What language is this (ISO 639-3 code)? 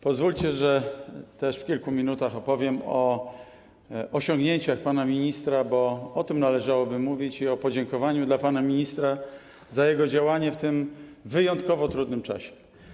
pol